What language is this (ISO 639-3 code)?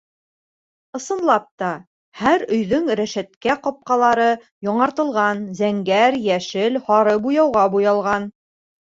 bak